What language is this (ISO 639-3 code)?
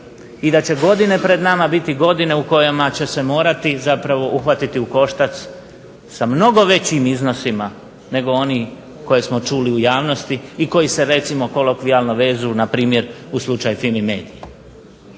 hrv